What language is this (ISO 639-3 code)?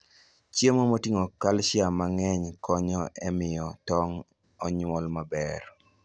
luo